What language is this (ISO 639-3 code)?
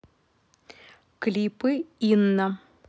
rus